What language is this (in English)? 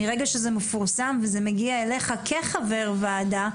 Hebrew